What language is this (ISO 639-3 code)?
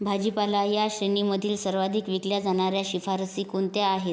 mar